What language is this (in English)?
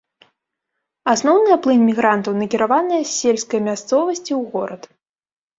Belarusian